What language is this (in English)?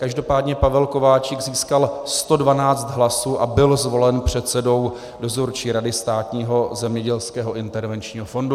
Czech